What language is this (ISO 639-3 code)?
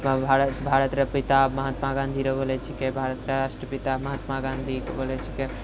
mai